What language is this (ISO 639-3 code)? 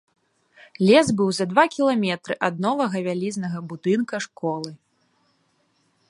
bel